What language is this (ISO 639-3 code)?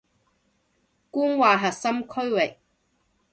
yue